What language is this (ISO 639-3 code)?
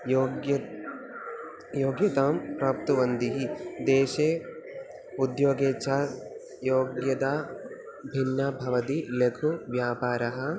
san